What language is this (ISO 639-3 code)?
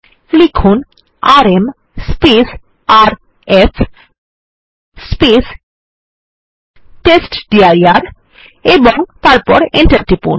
ben